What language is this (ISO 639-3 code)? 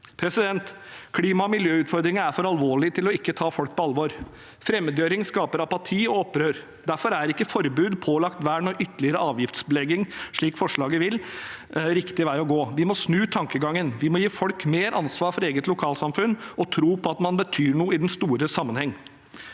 nor